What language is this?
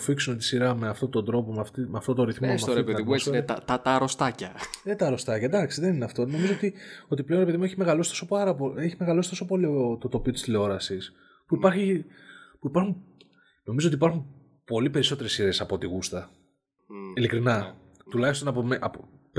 Greek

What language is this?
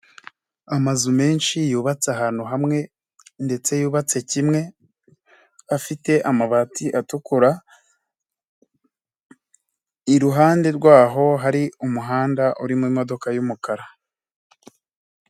Kinyarwanda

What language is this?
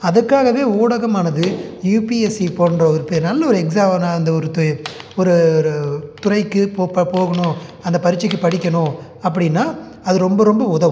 Tamil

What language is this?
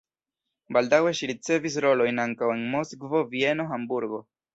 Esperanto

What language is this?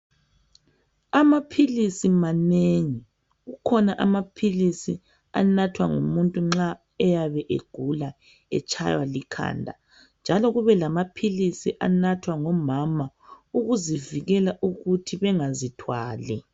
North Ndebele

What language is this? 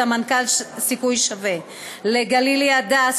Hebrew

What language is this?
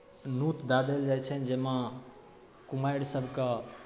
Maithili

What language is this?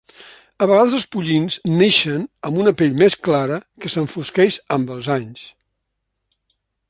Catalan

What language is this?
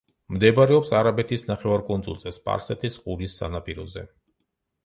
Georgian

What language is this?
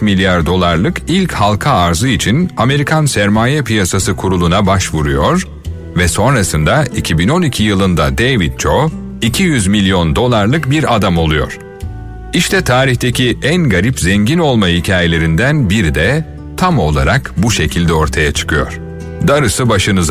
Turkish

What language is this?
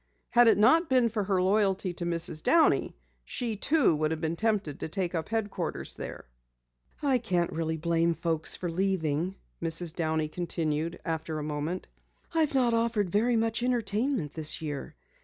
English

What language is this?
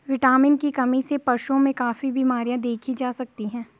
Hindi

